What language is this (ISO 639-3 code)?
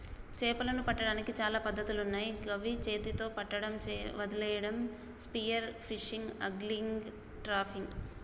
tel